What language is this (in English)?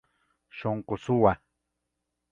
Ayacucho Quechua